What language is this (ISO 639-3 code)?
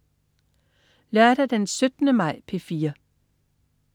dan